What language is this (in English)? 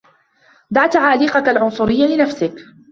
Arabic